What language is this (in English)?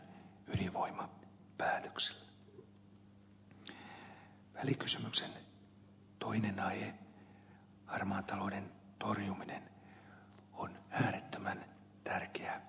Finnish